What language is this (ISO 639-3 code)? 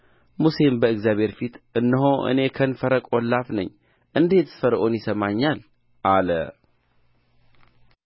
amh